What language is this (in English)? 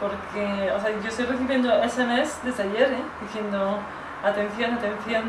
Spanish